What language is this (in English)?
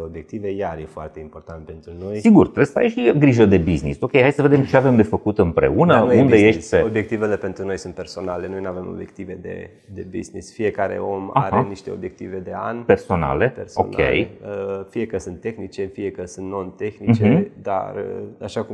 Romanian